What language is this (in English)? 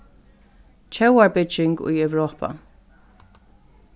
Faroese